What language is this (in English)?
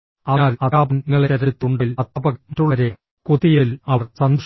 Malayalam